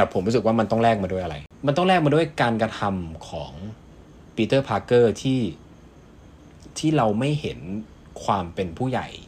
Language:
Thai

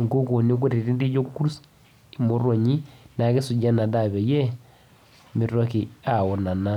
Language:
Masai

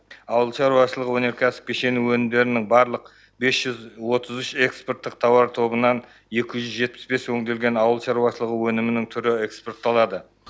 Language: Kazakh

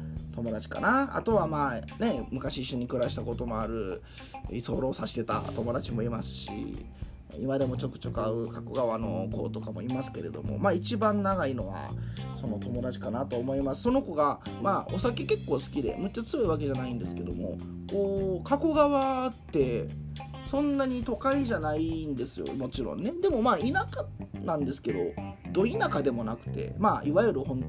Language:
Japanese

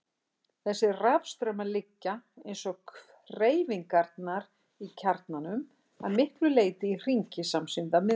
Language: Icelandic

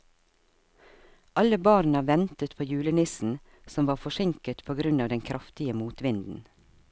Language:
Norwegian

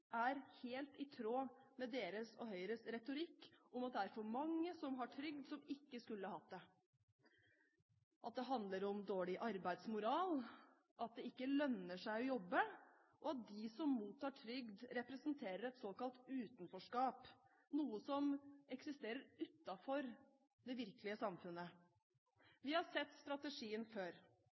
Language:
Norwegian Bokmål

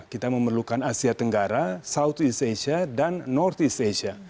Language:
Indonesian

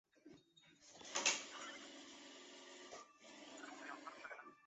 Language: Chinese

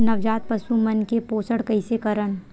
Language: Chhattisgarhi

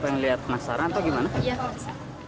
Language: Indonesian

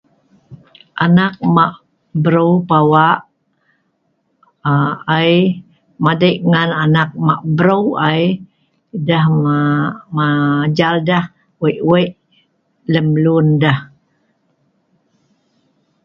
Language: Sa'ban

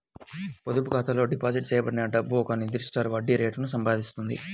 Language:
Telugu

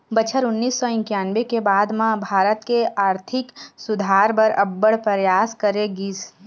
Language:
Chhattisgarhi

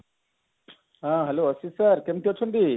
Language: Odia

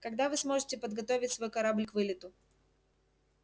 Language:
Russian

